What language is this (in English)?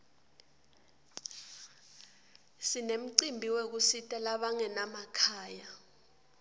Swati